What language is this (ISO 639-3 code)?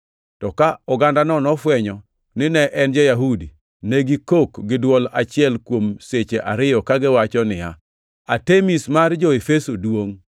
luo